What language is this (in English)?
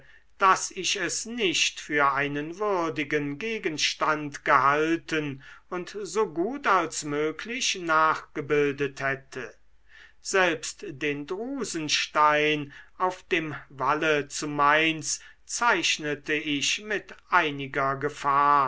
German